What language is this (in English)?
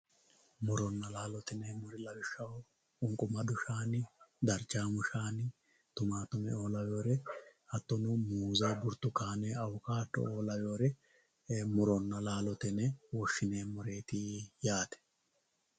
Sidamo